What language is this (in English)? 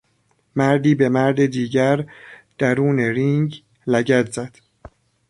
Persian